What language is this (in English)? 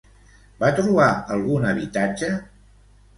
Catalan